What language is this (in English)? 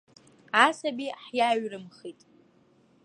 Abkhazian